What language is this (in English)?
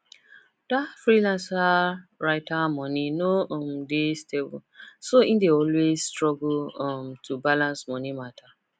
Nigerian Pidgin